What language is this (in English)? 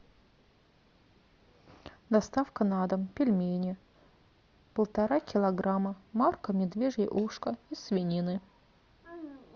Russian